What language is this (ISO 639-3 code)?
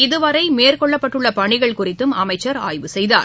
tam